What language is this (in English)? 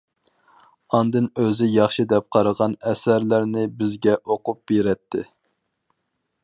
Uyghur